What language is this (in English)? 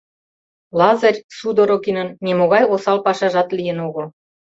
Mari